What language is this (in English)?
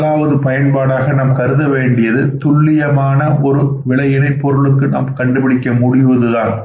Tamil